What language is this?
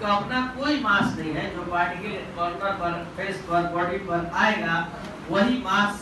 Hindi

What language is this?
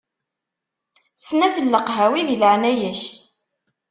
Kabyle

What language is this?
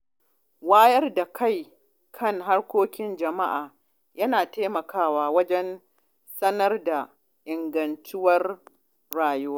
Hausa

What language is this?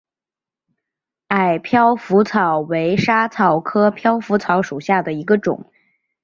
Chinese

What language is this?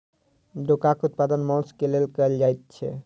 Maithili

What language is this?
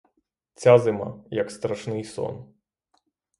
Ukrainian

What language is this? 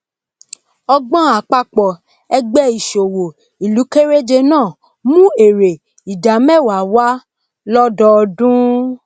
Yoruba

